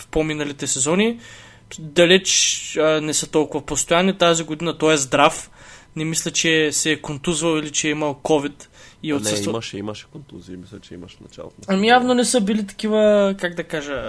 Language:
Bulgarian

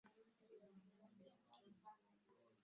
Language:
Swahili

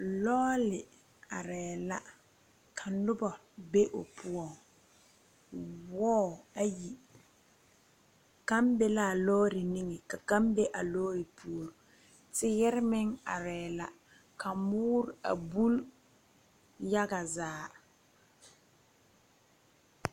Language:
Southern Dagaare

